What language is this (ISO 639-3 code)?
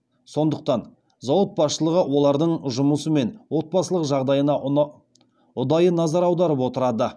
kaz